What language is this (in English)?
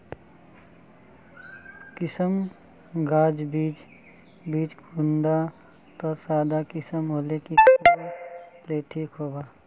Magahi